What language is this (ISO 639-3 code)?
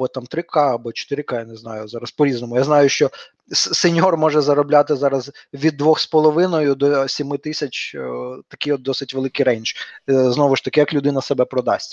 ukr